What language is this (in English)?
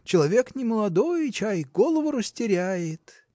Russian